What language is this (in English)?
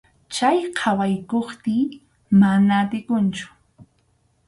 Arequipa-La Unión Quechua